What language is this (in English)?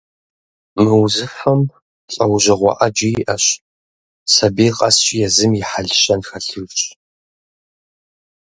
Kabardian